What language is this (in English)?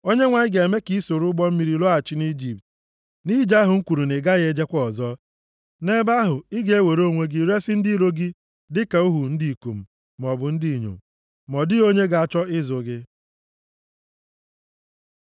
Igbo